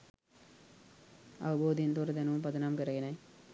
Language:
Sinhala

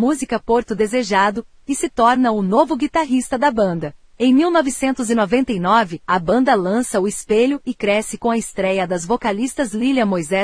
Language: Portuguese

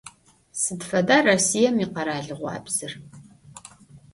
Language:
Adyghe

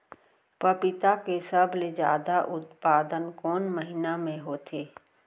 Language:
Chhattisgarhi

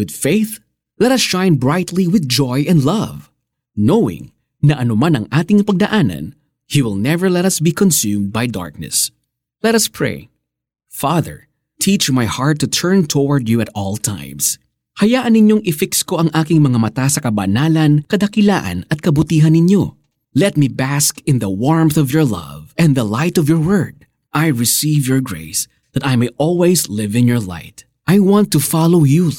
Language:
Filipino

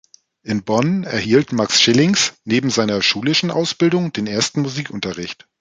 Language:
German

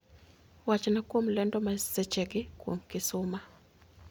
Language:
Luo (Kenya and Tanzania)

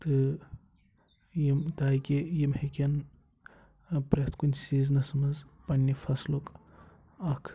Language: Kashmiri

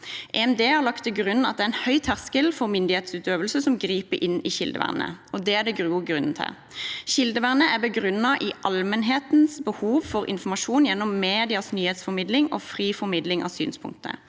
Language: Norwegian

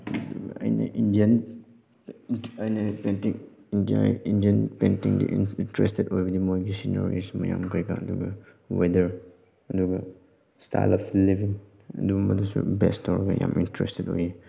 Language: Manipuri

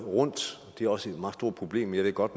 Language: Danish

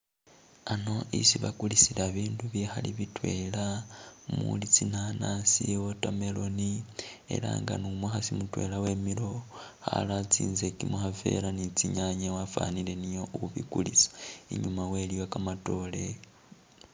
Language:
Masaaba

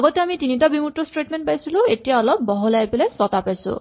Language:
Assamese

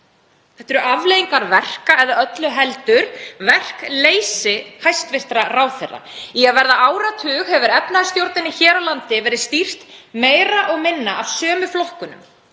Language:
Icelandic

